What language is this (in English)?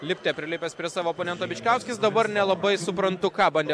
Lithuanian